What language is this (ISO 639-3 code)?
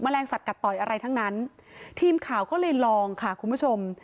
tha